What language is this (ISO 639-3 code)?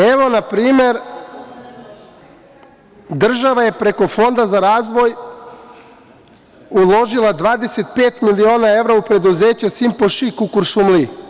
srp